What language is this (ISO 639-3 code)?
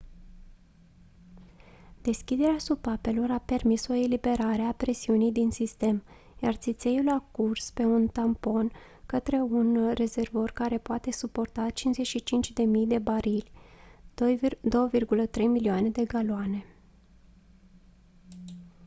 ron